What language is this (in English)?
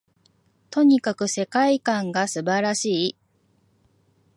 Japanese